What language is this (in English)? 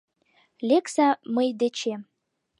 Mari